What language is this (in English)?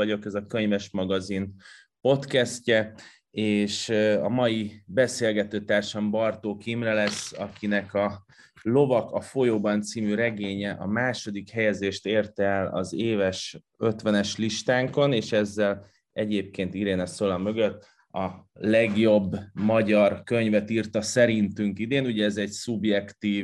Hungarian